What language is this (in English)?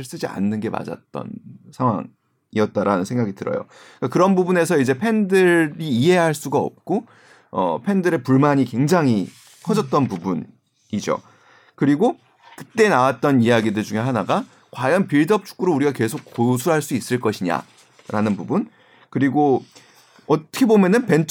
Korean